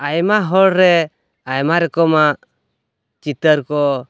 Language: Santali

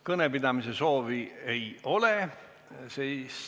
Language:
Estonian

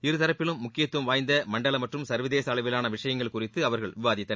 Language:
Tamil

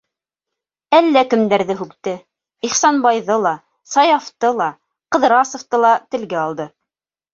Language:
Bashkir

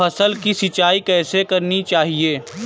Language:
Hindi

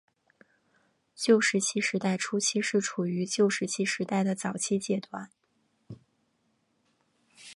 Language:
Chinese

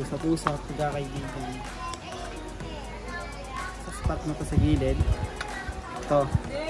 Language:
Filipino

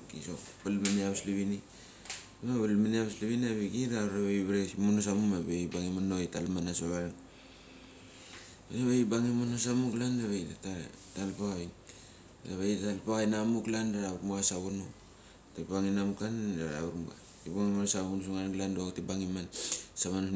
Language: Mali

